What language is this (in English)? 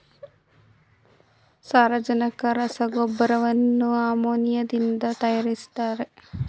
Kannada